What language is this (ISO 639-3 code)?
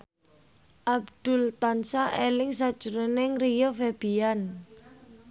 jav